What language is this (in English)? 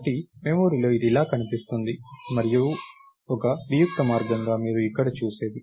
Telugu